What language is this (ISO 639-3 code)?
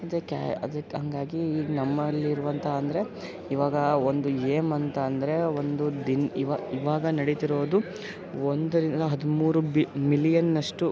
kan